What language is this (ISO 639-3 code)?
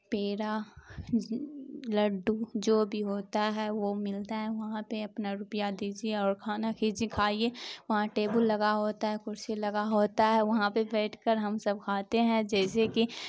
urd